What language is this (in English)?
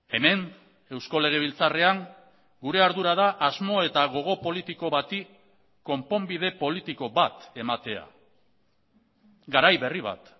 Basque